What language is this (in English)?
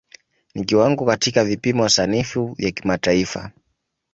Swahili